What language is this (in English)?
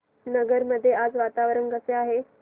Marathi